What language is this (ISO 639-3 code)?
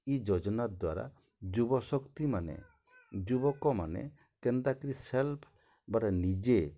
ori